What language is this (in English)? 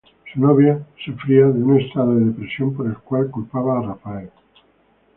Spanish